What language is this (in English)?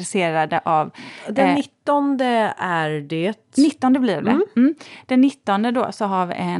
Swedish